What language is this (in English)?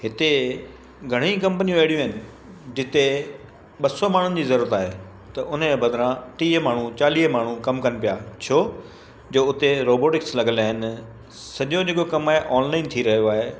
Sindhi